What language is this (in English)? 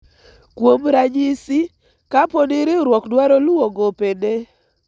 Luo (Kenya and Tanzania)